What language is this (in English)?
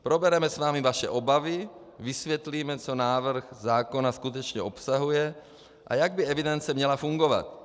Czech